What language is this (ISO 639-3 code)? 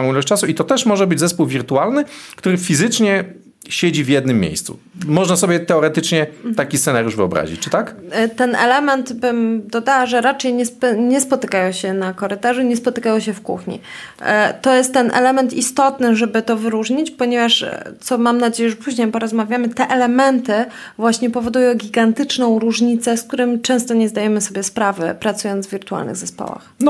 pol